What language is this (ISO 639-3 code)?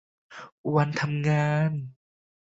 tha